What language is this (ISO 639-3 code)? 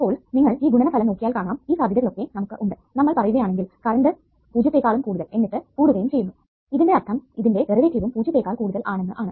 mal